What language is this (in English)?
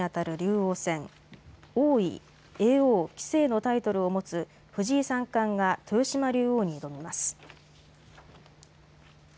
Japanese